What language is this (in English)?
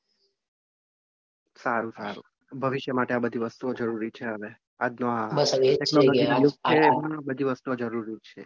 Gujarati